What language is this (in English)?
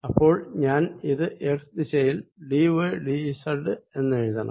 Malayalam